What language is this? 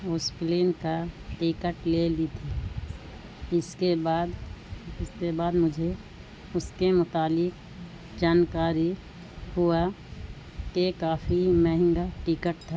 Urdu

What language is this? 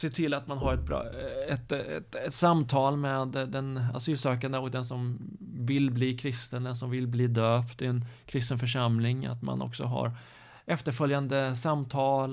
Swedish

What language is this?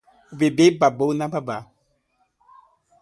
Portuguese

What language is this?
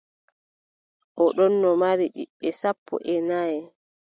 Adamawa Fulfulde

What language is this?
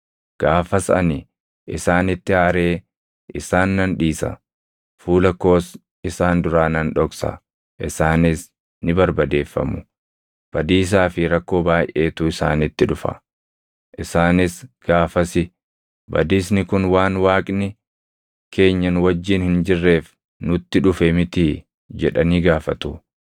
Oromo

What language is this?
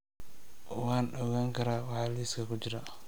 Somali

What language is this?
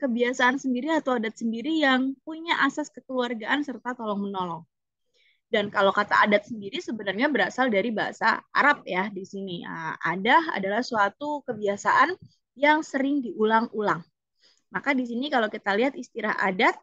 Indonesian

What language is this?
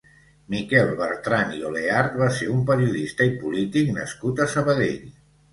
Catalan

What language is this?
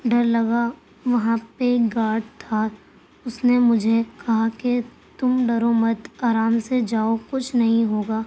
Urdu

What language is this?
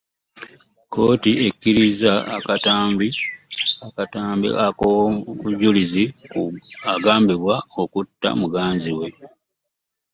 Ganda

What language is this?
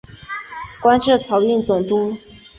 Chinese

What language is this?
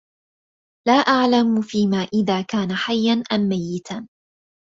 Arabic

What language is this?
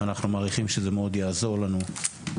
Hebrew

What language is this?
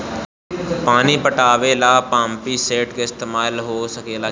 Bhojpuri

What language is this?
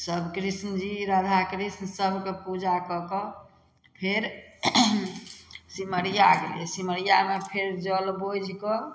Maithili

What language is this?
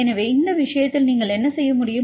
Tamil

